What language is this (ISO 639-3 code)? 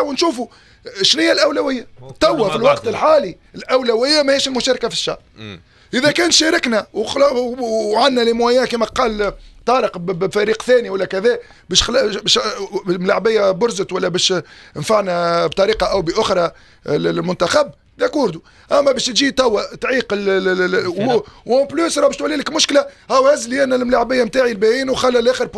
ara